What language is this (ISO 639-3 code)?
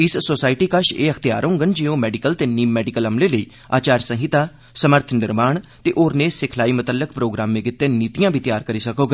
doi